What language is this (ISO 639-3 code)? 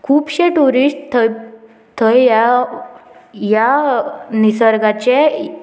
kok